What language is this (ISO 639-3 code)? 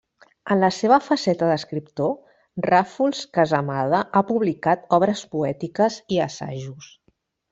cat